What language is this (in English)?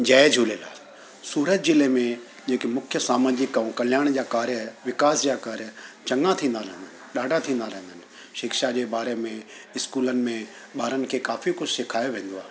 Sindhi